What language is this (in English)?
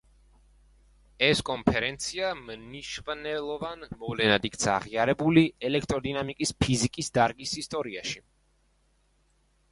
Georgian